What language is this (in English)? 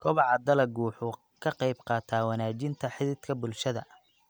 Somali